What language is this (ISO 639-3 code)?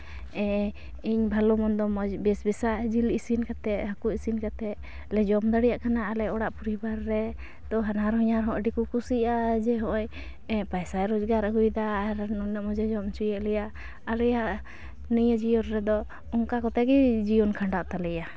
sat